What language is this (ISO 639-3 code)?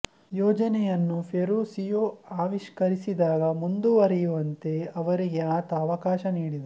kan